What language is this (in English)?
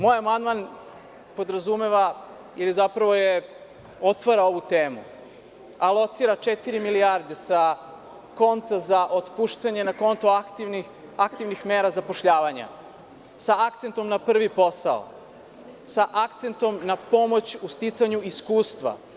Serbian